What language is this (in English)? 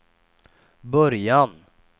Swedish